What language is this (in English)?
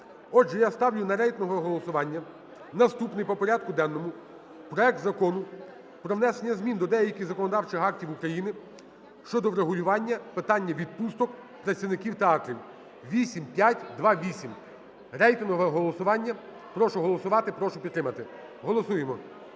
Ukrainian